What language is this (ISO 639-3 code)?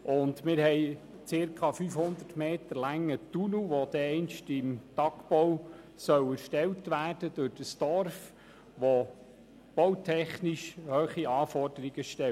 gsw